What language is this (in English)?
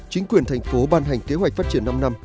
Vietnamese